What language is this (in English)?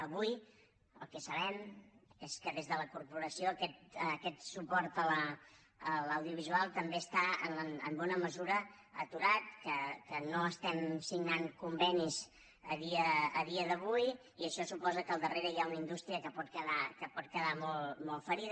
Catalan